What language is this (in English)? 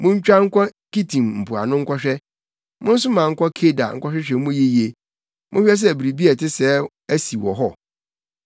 Akan